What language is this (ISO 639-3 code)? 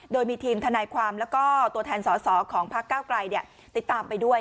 tha